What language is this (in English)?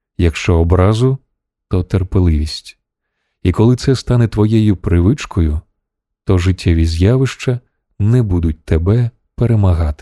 Ukrainian